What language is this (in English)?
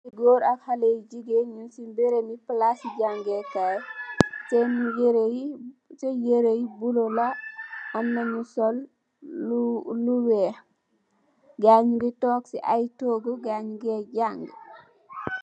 Wolof